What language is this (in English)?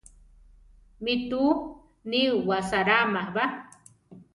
Central Tarahumara